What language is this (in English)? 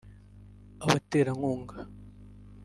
Kinyarwanda